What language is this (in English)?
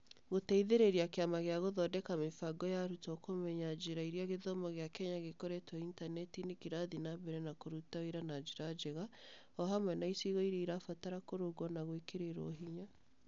Kikuyu